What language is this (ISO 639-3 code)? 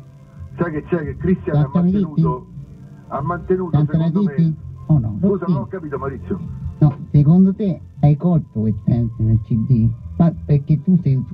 ita